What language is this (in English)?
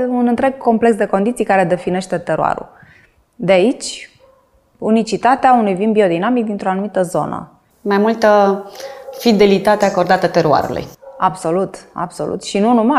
Romanian